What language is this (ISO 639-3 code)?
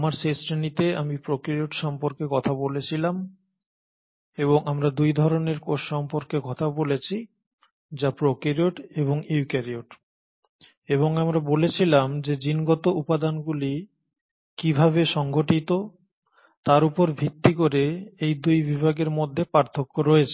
ben